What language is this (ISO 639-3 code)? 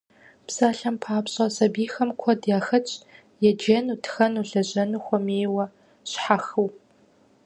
kbd